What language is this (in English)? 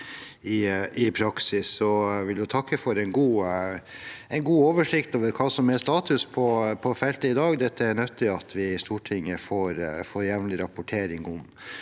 Norwegian